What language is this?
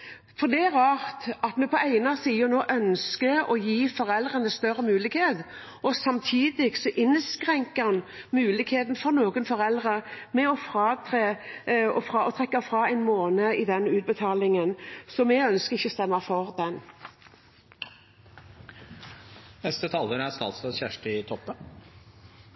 Norwegian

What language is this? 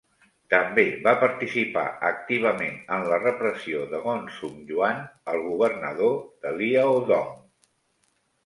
Catalan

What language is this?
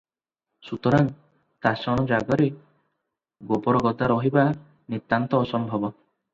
Odia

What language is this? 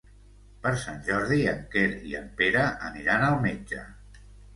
Catalan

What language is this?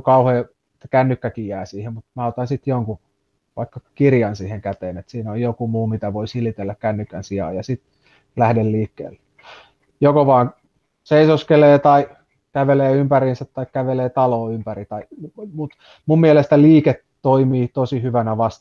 Finnish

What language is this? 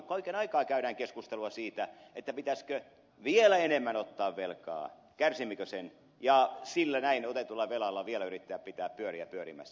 Finnish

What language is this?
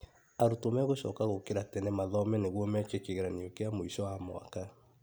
Kikuyu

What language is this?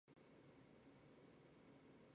Chinese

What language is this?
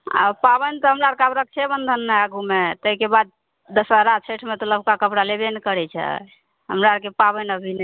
Maithili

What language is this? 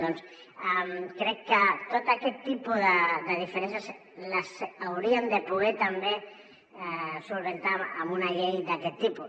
Catalan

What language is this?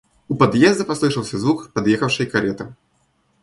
Russian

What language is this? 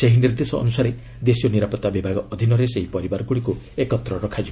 Odia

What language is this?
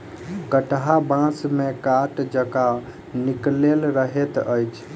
Maithili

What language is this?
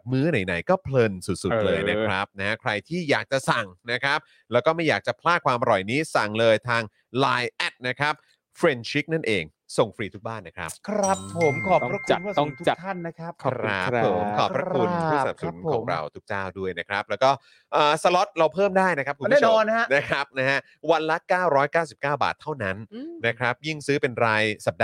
Thai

